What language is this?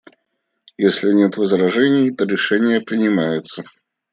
Russian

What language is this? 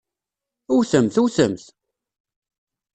Kabyle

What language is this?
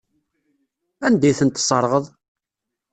Kabyle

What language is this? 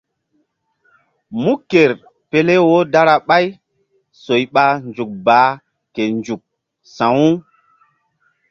Mbum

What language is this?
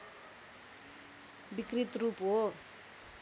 Nepali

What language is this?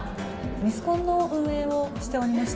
Japanese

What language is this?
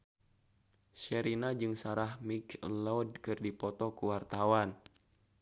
Sundanese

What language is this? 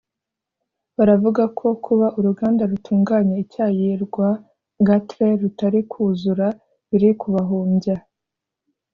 Kinyarwanda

